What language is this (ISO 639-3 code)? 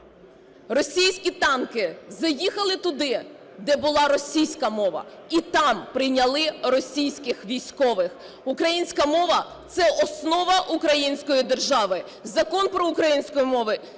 ukr